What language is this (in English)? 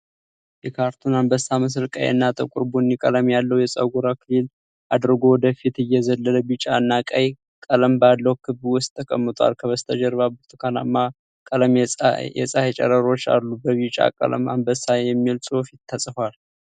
Amharic